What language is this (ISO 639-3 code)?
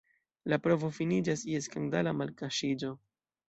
epo